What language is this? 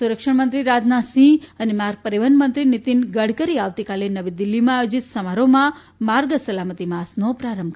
Gujarati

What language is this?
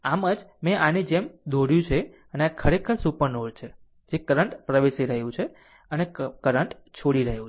Gujarati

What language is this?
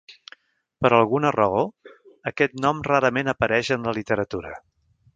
Catalan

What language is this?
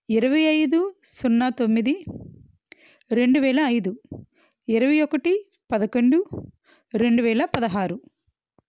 Telugu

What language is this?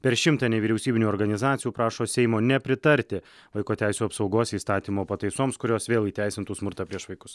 Lithuanian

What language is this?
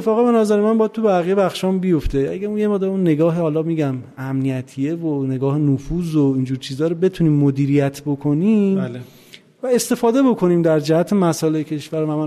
Persian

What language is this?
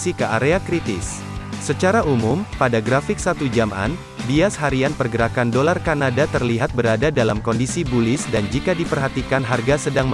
Indonesian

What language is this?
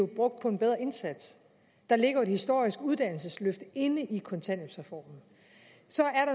Danish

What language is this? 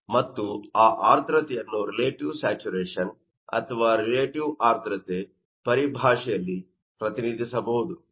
Kannada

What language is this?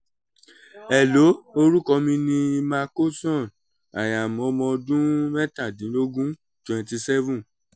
Yoruba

